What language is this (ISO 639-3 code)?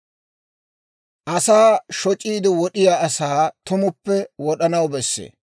dwr